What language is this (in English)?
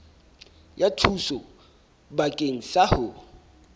Southern Sotho